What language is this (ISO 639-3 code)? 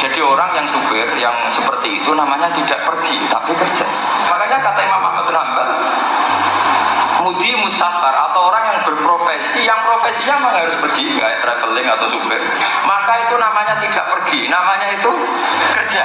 ind